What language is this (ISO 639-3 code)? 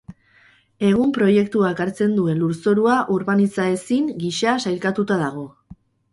eus